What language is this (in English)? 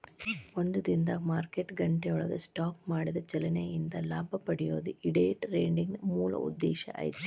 Kannada